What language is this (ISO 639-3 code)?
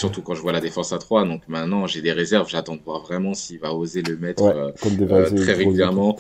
fra